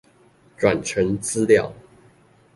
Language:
Chinese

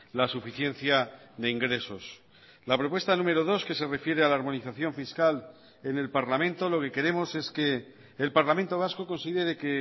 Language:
Spanish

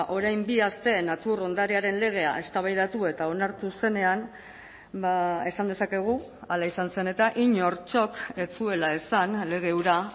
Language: Basque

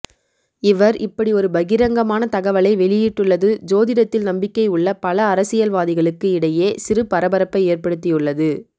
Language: Tamil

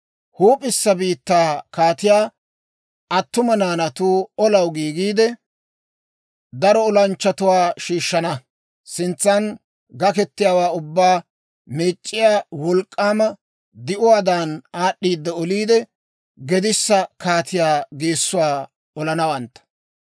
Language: Dawro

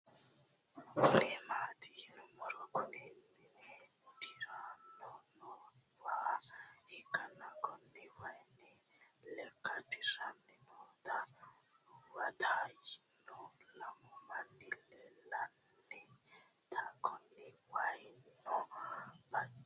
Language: Sidamo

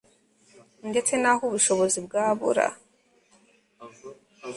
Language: Kinyarwanda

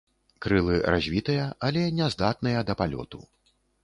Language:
Belarusian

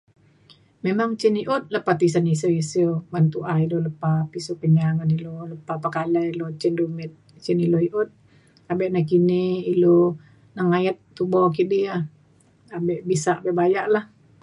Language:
Mainstream Kenyah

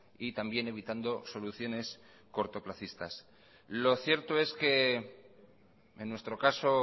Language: Spanish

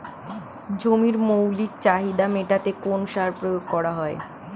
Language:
Bangla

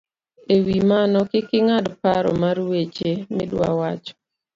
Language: Luo (Kenya and Tanzania)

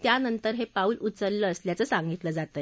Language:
Marathi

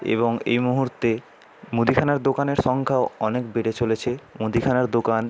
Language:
Bangla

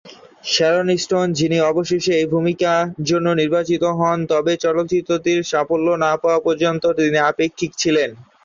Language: Bangla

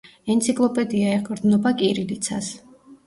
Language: Georgian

